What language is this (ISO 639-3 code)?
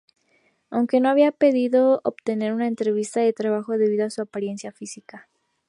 spa